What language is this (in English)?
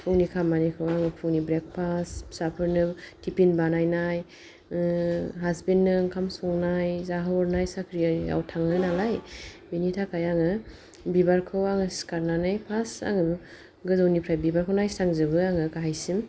Bodo